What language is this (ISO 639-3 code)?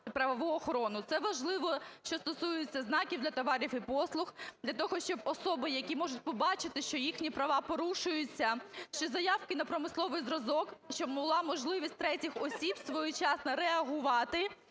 ukr